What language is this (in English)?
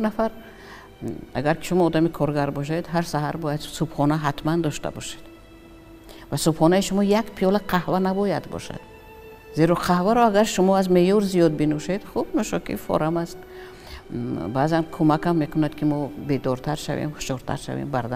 Arabic